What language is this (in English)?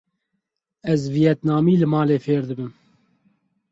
Kurdish